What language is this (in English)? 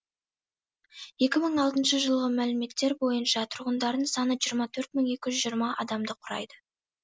Kazakh